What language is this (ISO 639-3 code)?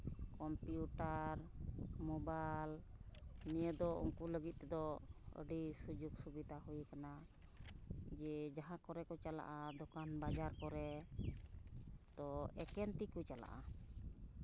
sat